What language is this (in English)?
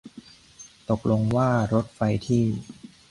Thai